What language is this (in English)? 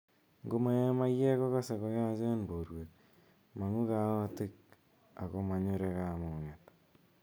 Kalenjin